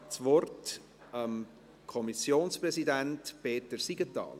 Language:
Swiss German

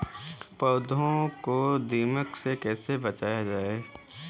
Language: Hindi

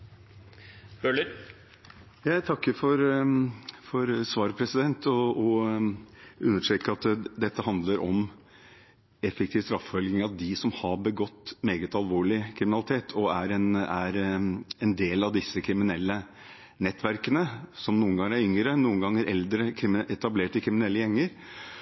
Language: Norwegian Bokmål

